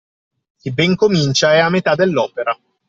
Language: Italian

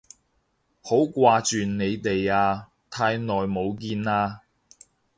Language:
Cantonese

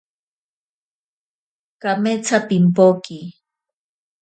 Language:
Ashéninka Perené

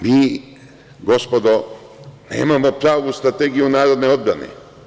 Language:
Serbian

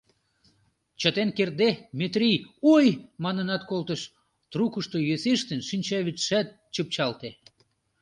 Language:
Mari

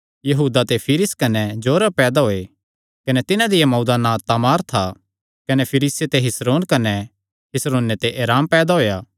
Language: Kangri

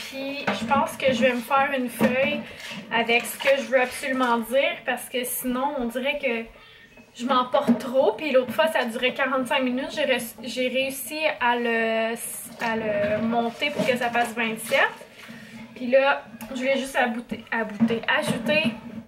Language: French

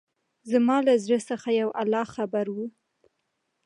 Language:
Pashto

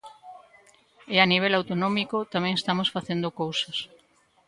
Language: Galician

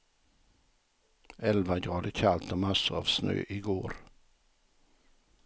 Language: Swedish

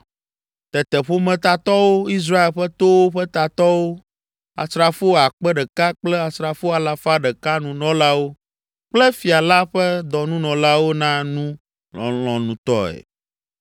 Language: Ewe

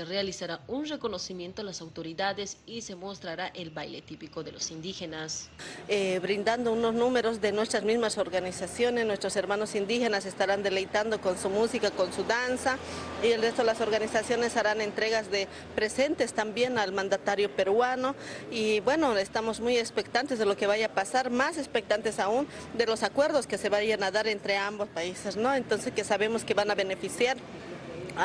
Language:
Spanish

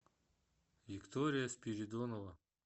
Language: Russian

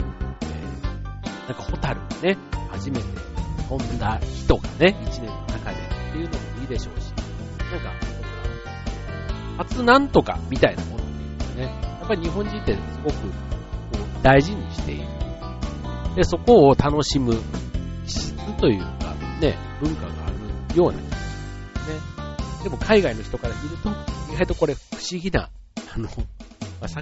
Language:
Japanese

